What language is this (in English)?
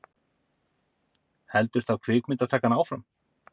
Icelandic